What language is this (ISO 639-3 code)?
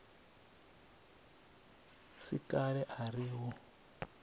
ven